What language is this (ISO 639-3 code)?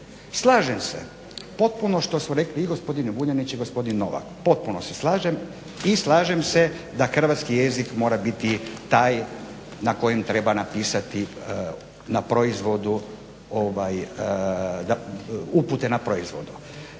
hrv